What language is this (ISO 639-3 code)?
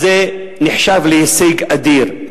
heb